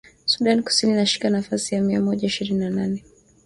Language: Swahili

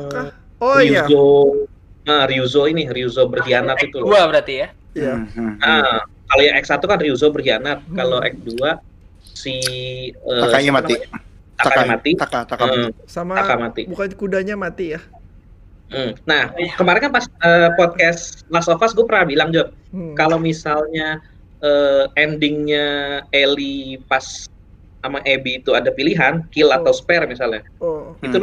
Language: Indonesian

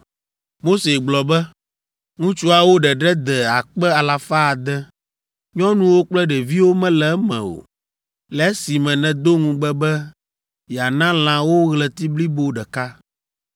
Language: Ewe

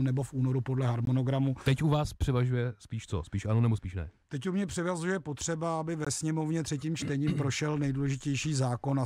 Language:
Czech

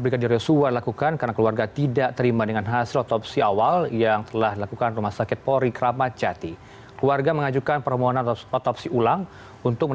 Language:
Indonesian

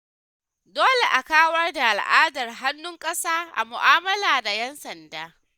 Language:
Hausa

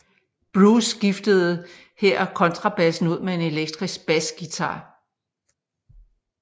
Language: Danish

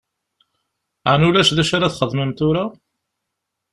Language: Kabyle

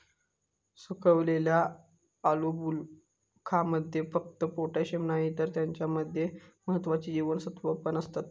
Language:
Marathi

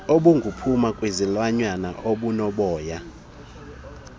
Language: Xhosa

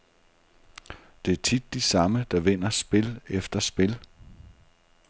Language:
Danish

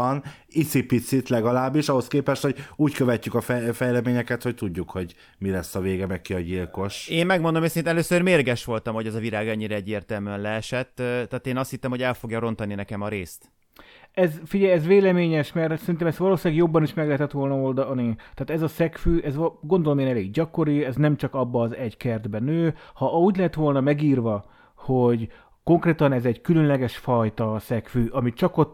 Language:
Hungarian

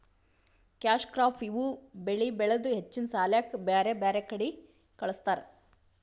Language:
Kannada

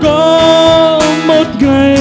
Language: Vietnamese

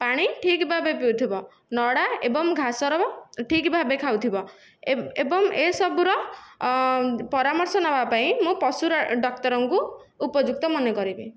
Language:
Odia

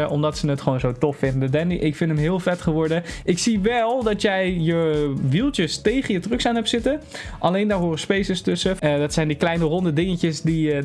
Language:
Dutch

